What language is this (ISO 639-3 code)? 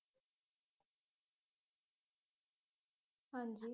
pan